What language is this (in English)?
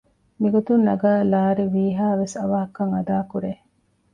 Divehi